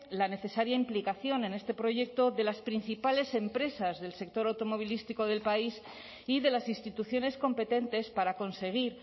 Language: Spanish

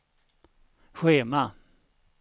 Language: Swedish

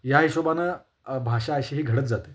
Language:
Marathi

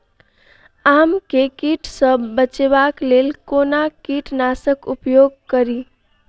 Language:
Maithili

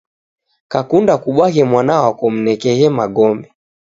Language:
Taita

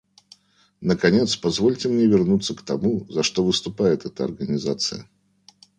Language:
Russian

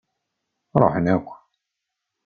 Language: Kabyle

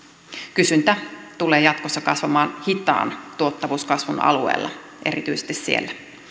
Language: Finnish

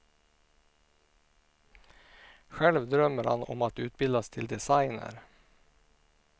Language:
Swedish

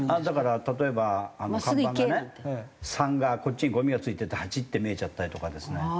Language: Japanese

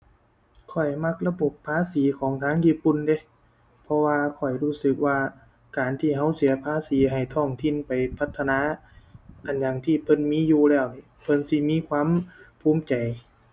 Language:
Thai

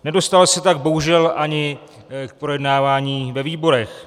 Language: Czech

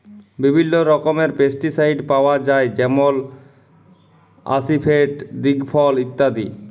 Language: Bangla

